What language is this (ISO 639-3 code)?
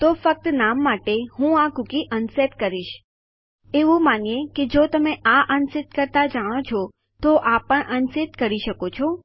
guj